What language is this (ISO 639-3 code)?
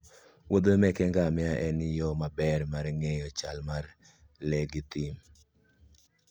luo